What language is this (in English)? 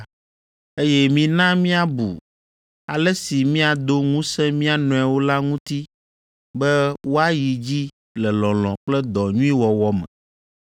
Ewe